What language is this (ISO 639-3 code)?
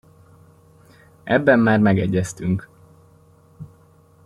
hun